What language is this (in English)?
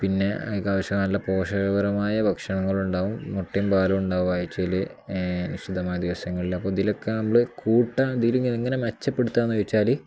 Malayalam